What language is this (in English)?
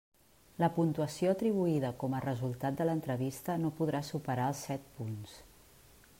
Catalan